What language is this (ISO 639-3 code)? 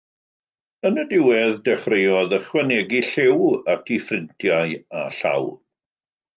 cym